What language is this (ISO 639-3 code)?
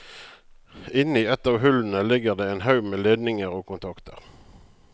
nor